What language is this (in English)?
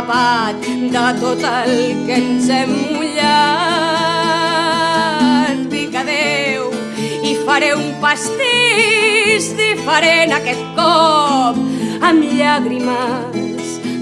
Catalan